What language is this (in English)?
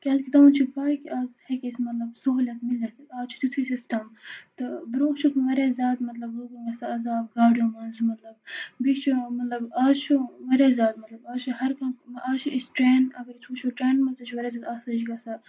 Kashmiri